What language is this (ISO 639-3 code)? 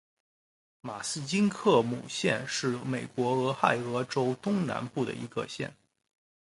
zho